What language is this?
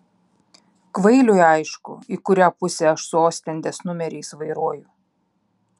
Lithuanian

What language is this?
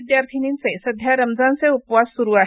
Marathi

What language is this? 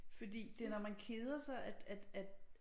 Danish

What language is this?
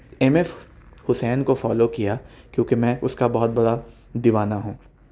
Urdu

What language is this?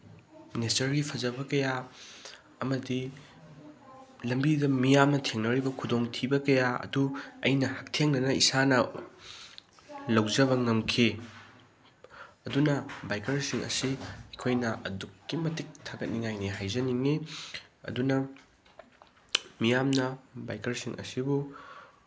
Manipuri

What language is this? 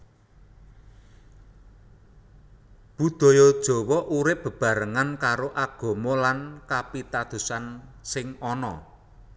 Javanese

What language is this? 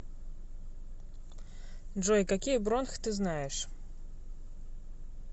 Russian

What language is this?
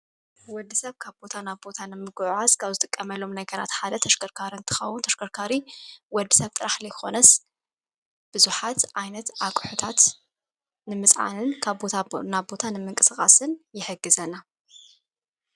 Tigrinya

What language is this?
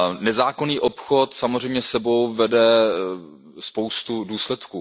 Czech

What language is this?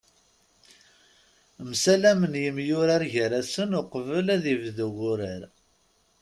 Kabyle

